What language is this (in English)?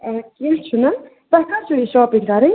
Kashmiri